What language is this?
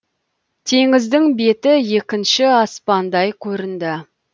Kazakh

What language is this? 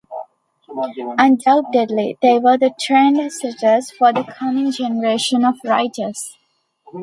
English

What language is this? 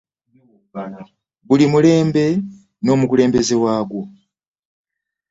Ganda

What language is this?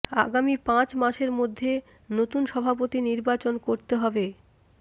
Bangla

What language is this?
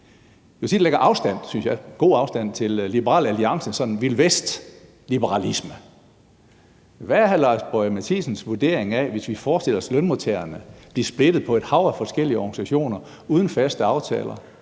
Danish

